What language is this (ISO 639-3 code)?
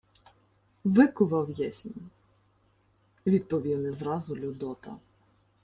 ukr